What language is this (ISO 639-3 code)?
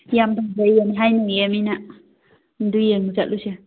mni